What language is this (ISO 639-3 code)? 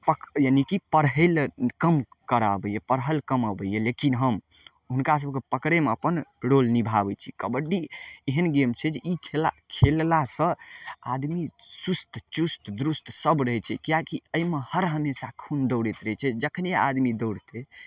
mai